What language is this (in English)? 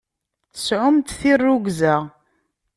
Kabyle